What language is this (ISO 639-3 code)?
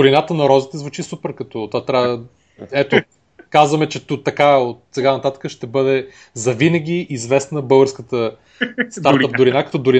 bul